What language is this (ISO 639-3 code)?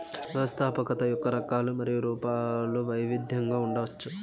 tel